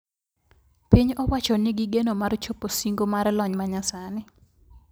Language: Luo (Kenya and Tanzania)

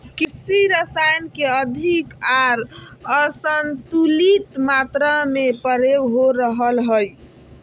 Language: Magahi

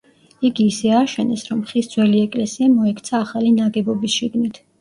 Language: Georgian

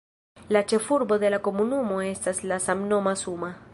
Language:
Esperanto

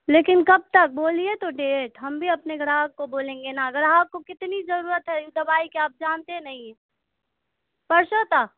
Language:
Urdu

